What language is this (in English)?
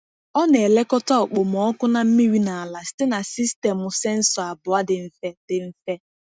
Igbo